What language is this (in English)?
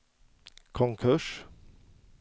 Swedish